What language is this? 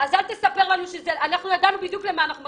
Hebrew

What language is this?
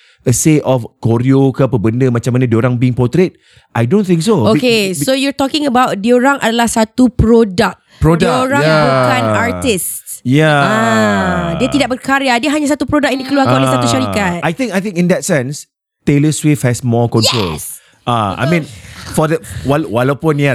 Malay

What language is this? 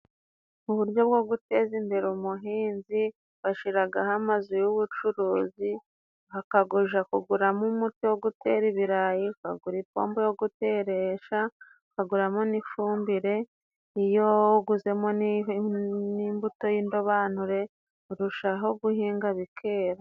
Kinyarwanda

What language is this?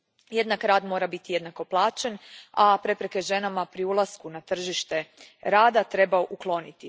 Croatian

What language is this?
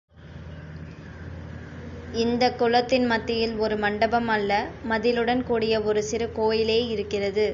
Tamil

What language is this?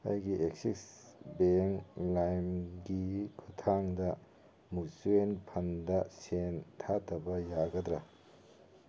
Manipuri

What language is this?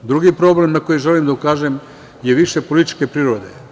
Serbian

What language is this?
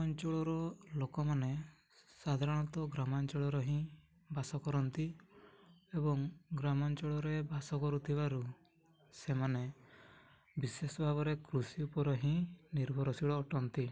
Odia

